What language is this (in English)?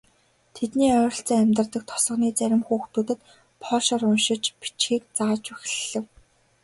Mongolian